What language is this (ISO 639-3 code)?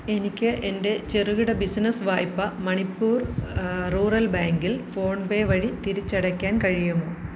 mal